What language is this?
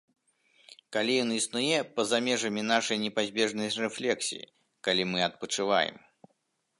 Belarusian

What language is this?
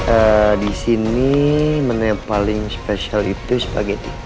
Indonesian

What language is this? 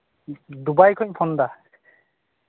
Santali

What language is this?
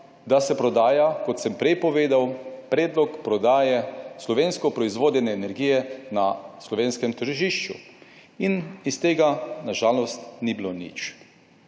Slovenian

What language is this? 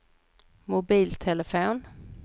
Swedish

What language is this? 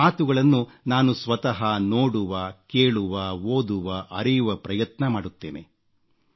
Kannada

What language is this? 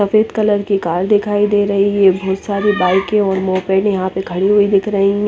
Hindi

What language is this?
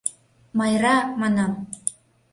Mari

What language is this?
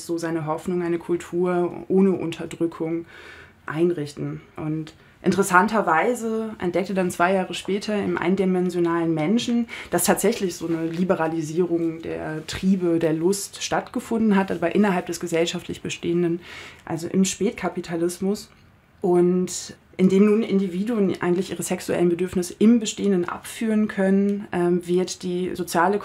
German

